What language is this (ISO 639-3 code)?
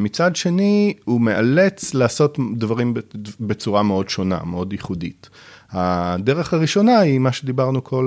heb